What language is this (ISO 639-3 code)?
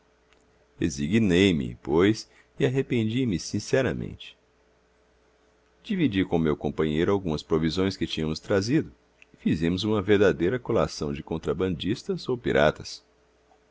por